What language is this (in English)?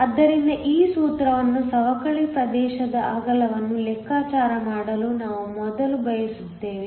Kannada